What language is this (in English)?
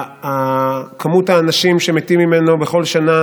Hebrew